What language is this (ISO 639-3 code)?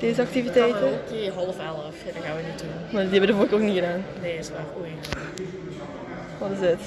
nld